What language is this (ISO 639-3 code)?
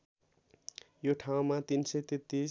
nep